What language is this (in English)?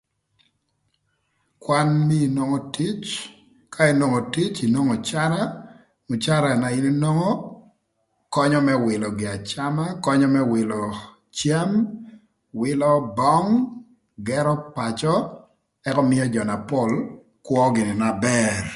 Thur